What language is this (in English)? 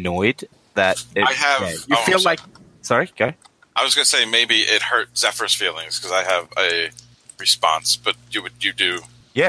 English